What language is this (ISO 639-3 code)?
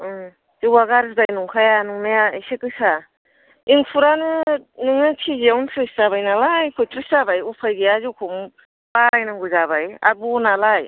brx